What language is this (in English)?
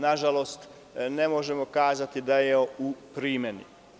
Serbian